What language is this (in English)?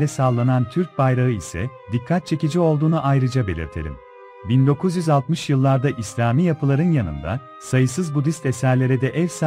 Turkish